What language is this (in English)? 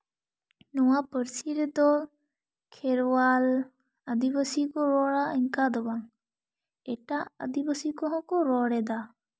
Santali